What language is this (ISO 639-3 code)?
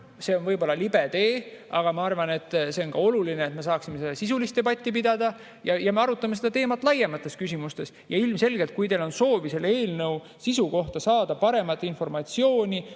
est